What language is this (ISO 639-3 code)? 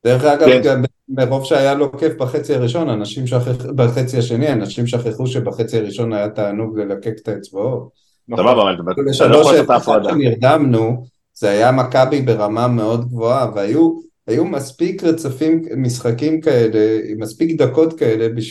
heb